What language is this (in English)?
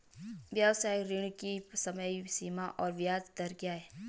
Hindi